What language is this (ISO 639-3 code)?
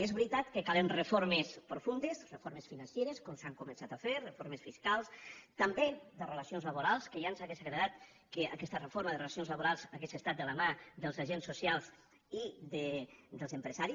cat